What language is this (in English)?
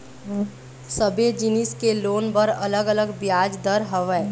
Chhattisgarhi